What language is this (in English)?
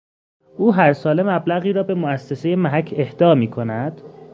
Persian